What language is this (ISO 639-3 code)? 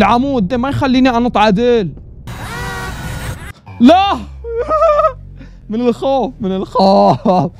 ara